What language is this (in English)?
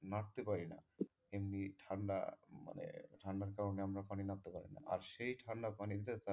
Bangla